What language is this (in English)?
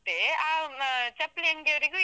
Kannada